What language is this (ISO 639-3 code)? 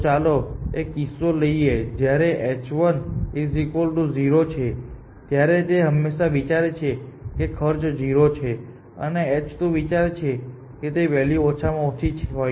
guj